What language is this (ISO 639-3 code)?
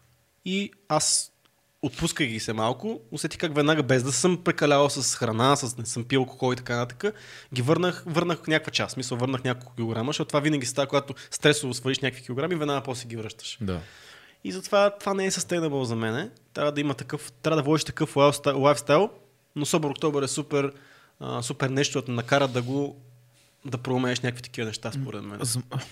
bul